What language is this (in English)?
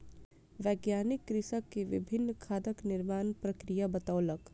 Maithili